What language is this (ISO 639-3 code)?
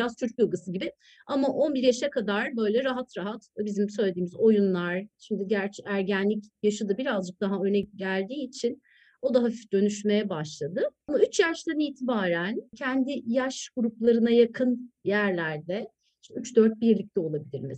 tur